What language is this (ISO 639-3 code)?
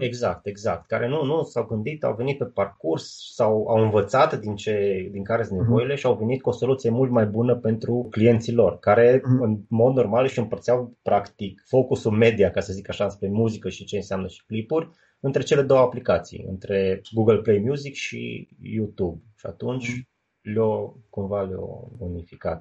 ron